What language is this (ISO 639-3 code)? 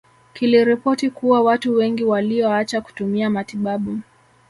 swa